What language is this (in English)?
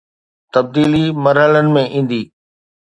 Sindhi